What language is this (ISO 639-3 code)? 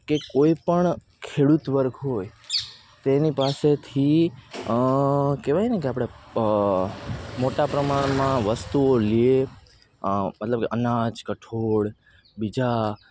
guj